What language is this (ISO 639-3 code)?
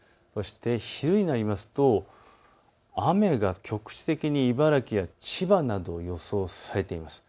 jpn